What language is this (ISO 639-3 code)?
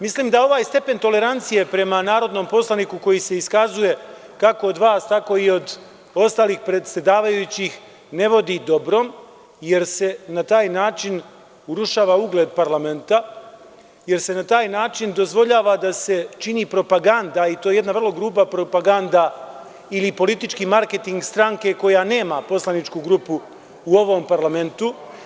srp